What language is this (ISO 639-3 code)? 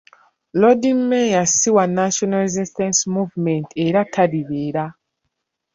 lug